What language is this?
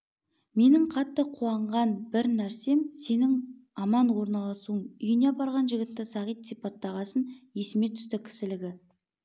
Kazakh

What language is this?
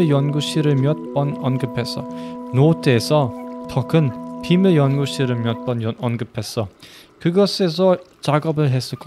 Korean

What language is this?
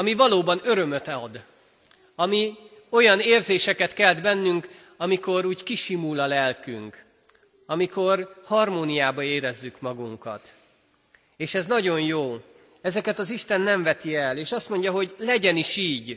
Hungarian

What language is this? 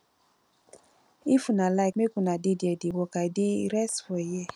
Nigerian Pidgin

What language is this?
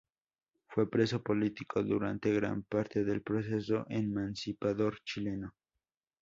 Spanish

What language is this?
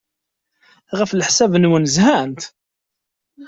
Kabyle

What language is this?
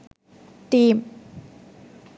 Sinhala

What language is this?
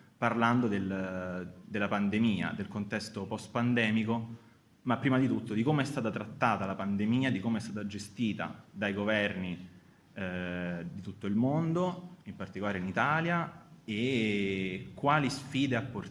Italian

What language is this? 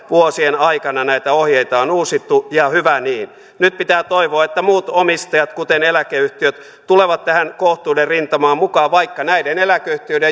Finnish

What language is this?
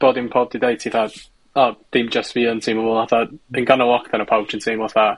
Welsh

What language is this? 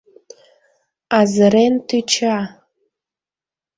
Mari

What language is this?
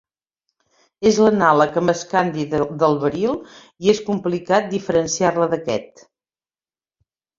Catalan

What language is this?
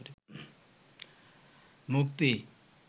Bangla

